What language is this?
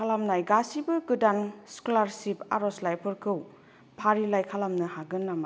Bodo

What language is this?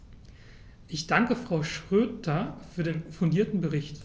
German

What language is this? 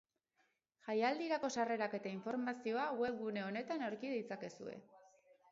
Basque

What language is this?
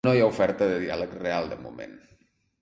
Catalan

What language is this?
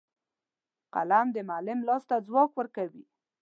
Pashto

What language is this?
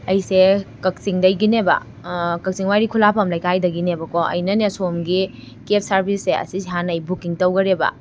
Manipuri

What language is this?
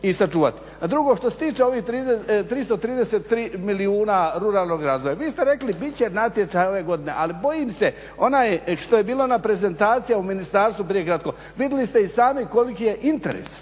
Croatian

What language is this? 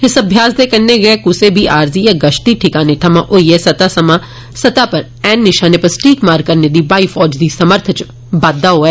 Dogri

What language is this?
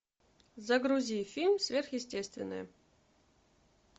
Russian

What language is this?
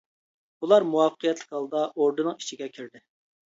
Uyghur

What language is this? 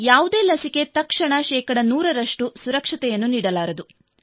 Kannada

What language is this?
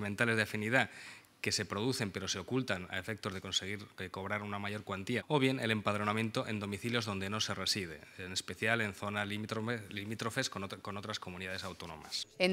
Spanish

